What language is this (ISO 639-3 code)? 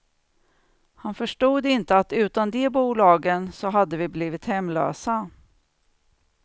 swe